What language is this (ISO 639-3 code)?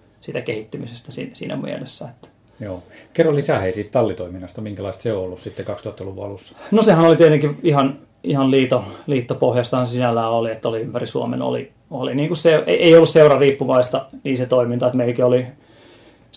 fin